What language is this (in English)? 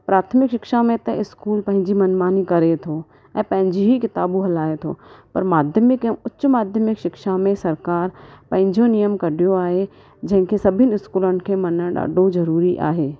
Sindhi